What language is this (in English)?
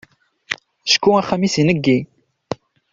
Kabyle